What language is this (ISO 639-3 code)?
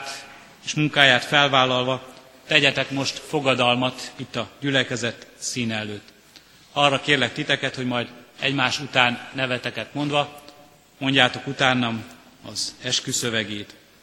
hun